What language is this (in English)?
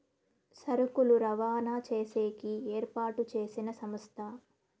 Telugu